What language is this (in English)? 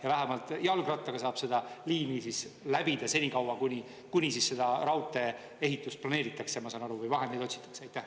Estonian